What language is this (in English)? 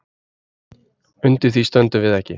Icelandic